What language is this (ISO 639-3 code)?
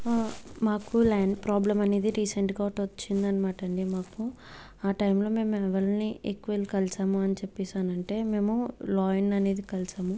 tel